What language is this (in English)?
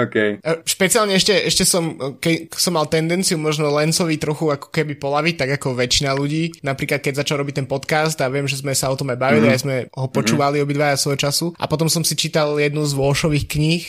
Slovak